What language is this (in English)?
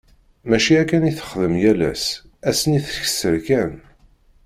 Kabyle